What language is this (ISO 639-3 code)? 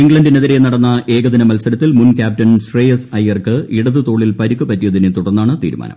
mal